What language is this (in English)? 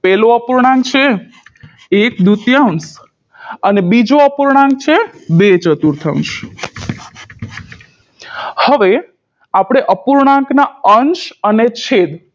Gujarati